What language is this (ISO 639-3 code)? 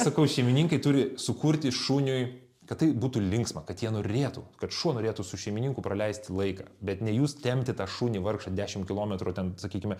lit